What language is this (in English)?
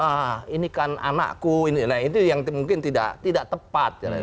Indonesian